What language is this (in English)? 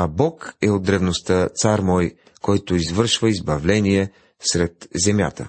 Bulgarian